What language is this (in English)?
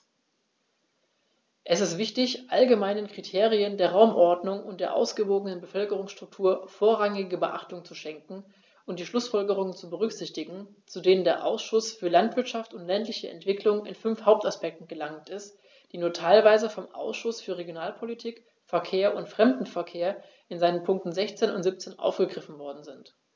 German